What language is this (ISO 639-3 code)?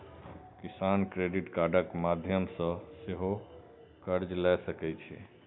mai